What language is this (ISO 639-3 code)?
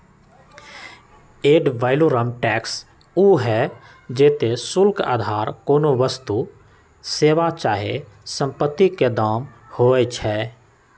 mag